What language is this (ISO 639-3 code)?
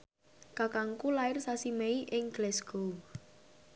jav